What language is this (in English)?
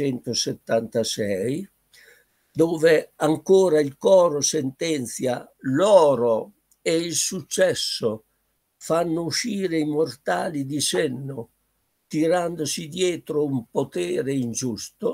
Italian